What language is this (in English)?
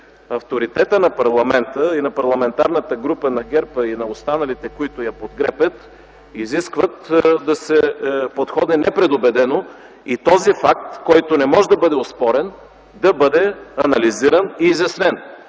Bulgarian